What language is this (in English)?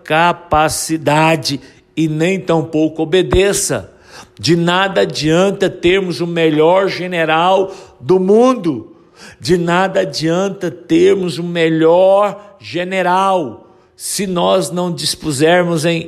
Portuguese